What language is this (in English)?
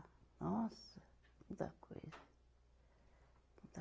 Portuguese